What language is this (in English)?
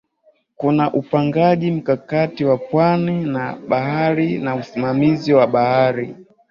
Swahili